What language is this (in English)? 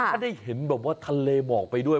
Thai